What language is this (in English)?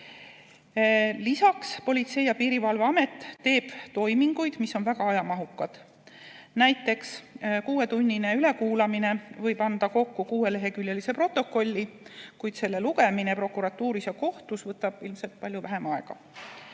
Estonian